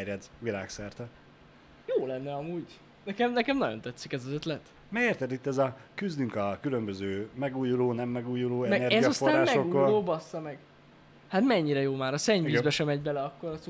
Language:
Hungarian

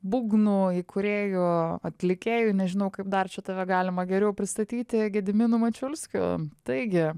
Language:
Lithuanian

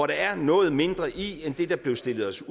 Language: Danish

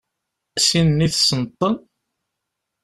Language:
Kabyle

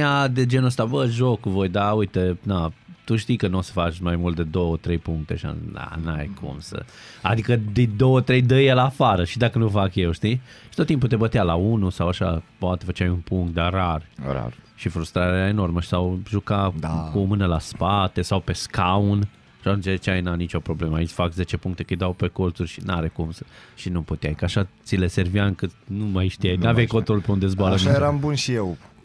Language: Romanian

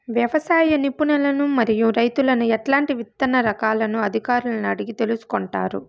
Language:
Telugu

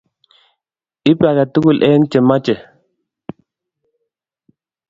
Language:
Kalenjin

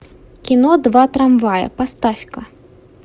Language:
Russian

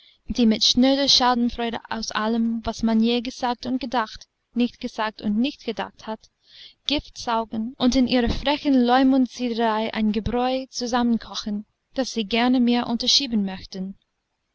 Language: German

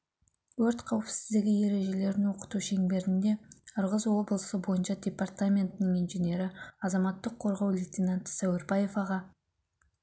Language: Kazakh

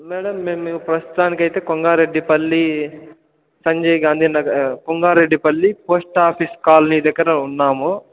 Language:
Telugu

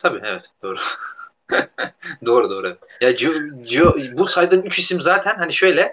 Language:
Turkish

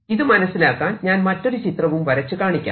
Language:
Malayalam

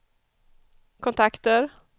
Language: Swedish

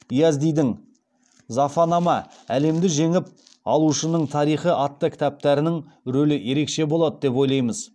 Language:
Kazakh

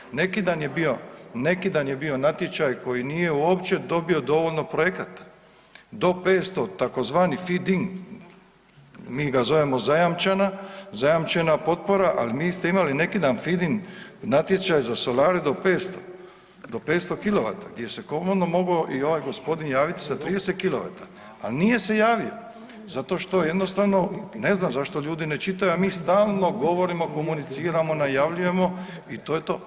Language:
Croatian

